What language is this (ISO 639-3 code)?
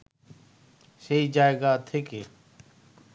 ben